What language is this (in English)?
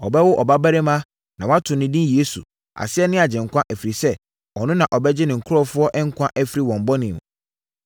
Akan